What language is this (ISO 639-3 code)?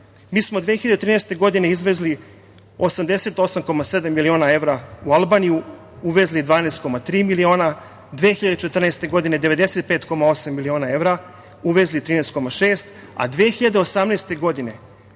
srp